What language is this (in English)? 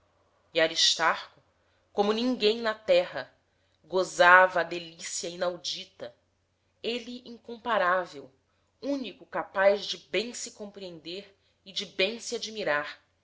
Portuguese